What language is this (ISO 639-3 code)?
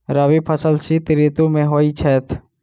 mai